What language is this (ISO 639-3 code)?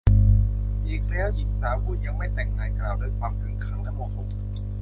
tha